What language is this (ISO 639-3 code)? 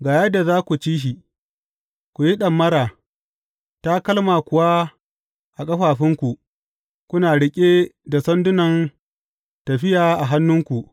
hau